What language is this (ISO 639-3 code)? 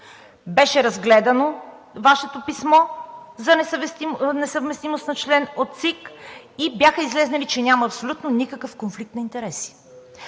bul